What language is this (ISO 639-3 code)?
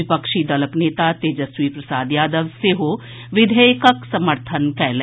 mai